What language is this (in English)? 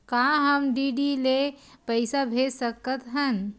Chhattisgarhi